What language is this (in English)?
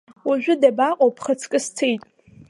Abkhazian